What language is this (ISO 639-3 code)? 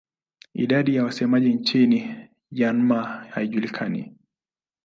swa